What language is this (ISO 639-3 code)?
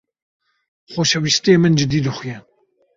kur